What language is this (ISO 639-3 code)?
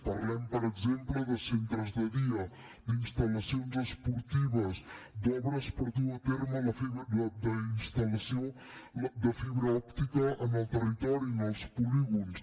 cat